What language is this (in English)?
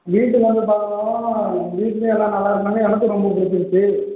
Tamil